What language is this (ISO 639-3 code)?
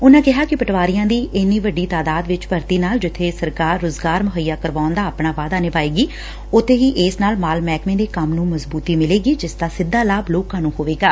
pan